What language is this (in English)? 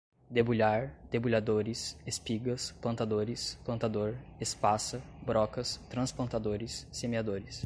Portuguese